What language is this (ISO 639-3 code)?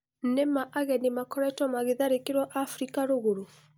kik